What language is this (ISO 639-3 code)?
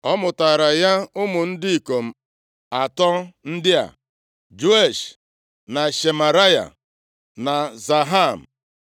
ibo